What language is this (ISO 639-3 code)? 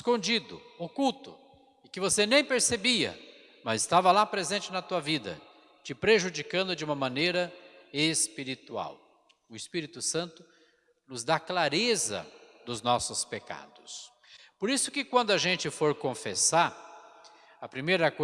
por